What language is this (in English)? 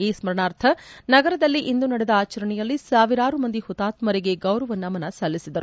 Kannada